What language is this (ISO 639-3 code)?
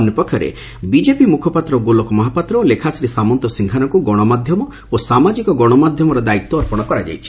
ori